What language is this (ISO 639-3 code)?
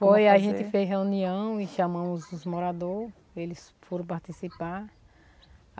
por